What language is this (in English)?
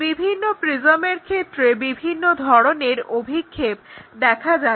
Bangla